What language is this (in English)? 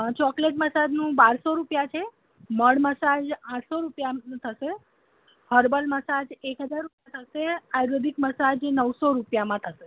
Gujarati